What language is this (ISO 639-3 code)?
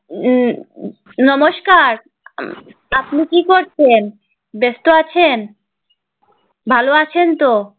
ben